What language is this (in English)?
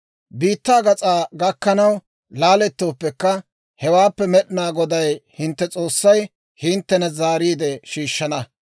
Dawro